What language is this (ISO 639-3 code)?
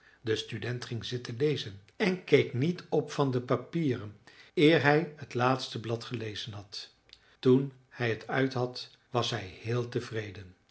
nld